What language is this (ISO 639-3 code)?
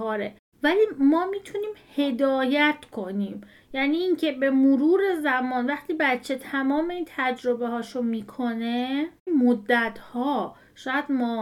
fas